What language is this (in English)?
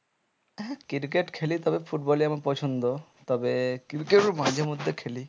Bangla